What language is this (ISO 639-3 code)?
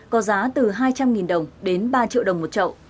vie